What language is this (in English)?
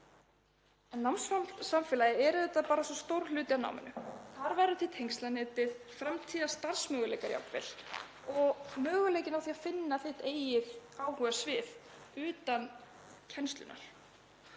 Icelandic